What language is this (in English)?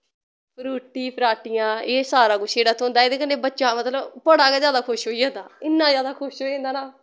Dogri